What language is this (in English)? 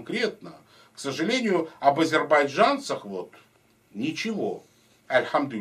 Russian